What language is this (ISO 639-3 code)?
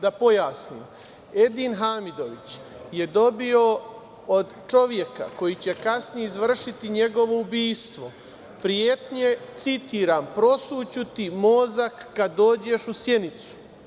srp